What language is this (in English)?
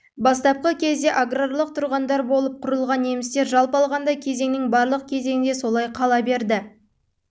Kazakh